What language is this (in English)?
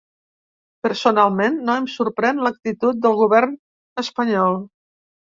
Catalan